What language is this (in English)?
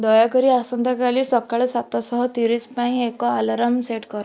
Odia